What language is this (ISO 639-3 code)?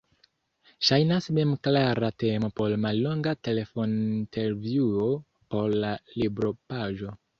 epo